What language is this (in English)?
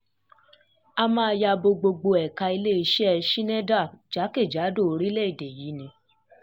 Yoruba